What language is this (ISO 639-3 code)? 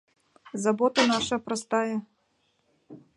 chm